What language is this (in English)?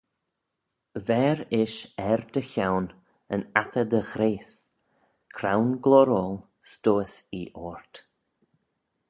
Manx